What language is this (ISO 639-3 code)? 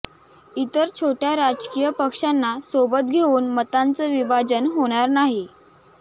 mar